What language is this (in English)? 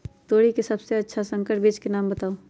Magahi